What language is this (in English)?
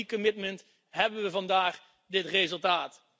Dutch